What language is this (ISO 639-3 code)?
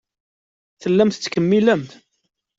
kab